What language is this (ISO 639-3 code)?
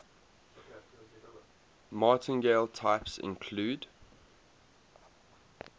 eng